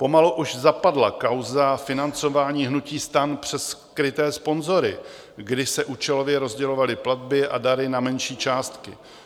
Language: Czech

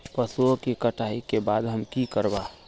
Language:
Magahi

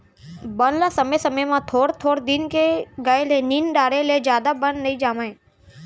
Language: Chhattisgarhi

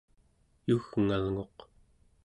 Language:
Central Yupik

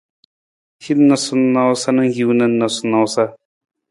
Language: Nawdm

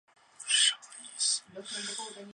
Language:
Chinese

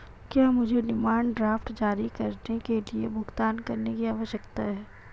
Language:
Hindi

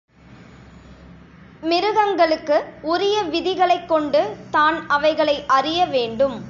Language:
Tamil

